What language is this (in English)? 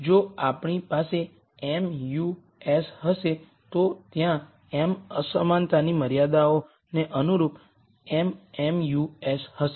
Gujarati